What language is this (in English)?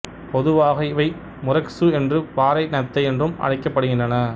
Tamil